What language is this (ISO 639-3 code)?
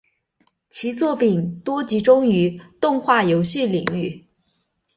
zho